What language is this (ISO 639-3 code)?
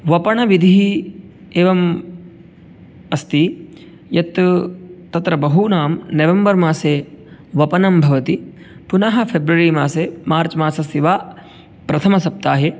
san